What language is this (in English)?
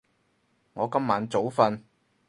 Cantonese